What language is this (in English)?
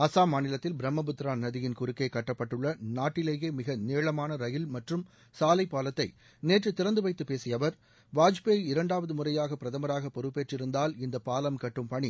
Tamil